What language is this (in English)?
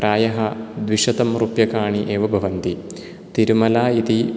Sanskrit